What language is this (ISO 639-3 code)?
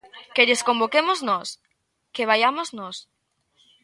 glg